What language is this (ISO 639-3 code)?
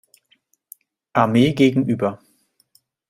deu